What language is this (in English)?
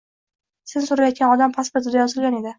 Uzbek